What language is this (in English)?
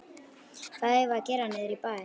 Icelandic